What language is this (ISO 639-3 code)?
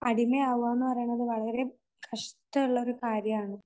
mal